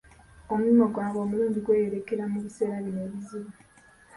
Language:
Ganda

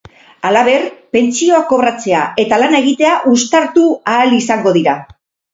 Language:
Basque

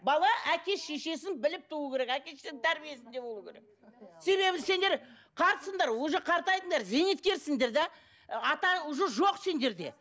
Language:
Kazakh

